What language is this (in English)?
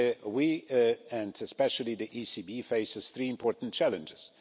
English